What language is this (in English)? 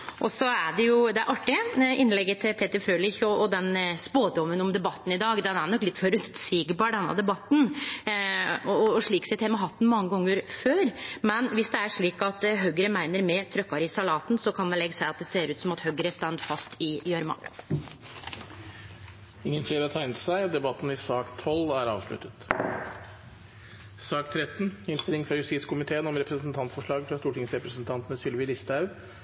Norwegian